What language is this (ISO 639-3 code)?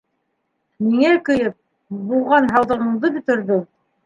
bak